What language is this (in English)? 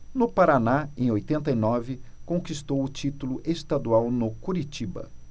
Portuguese